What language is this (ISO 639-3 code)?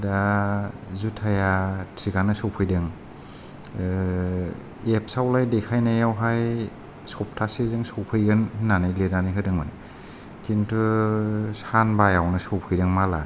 brx